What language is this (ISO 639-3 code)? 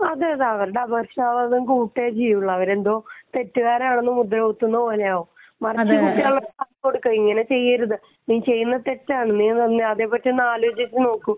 mal